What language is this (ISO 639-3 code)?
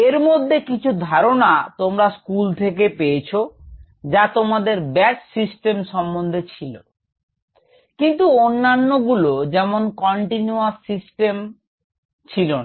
ben